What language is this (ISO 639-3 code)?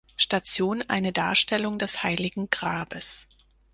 deu